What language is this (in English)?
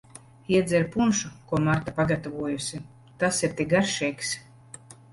Latvian